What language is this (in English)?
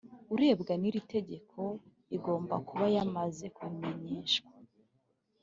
Kinyarwanda